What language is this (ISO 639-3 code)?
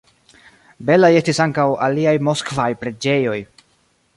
epo